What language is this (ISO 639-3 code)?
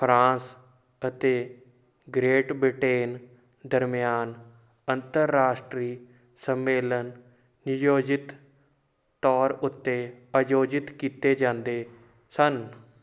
pan